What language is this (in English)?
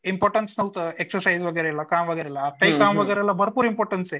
Marathi